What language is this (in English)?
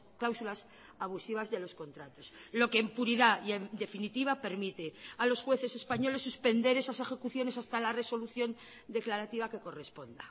Spanish